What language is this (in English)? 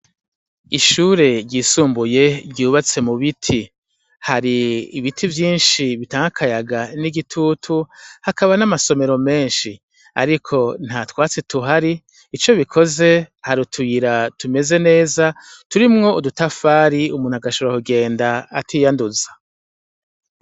Rundi